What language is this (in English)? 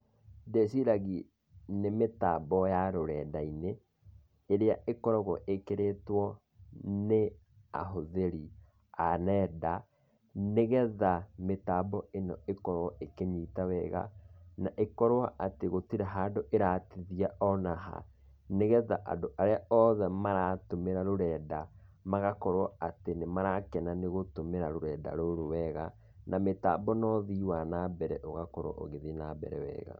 Kikuyu